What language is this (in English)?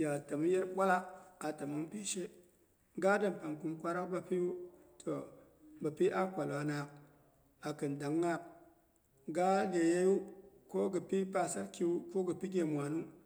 Boghom